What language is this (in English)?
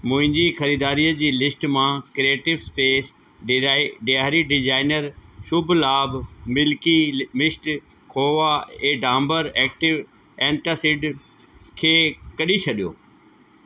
Sindhi